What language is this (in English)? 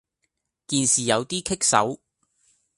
Cantonese